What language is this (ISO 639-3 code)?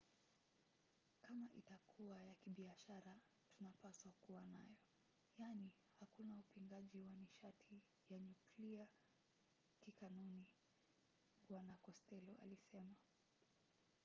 swa